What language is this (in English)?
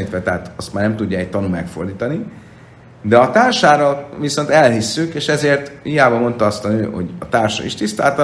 Hungarian